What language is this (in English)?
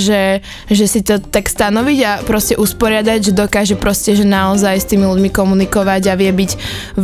Slovak